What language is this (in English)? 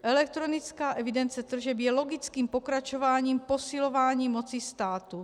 Czech